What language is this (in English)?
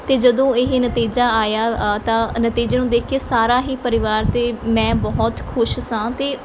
Punjabi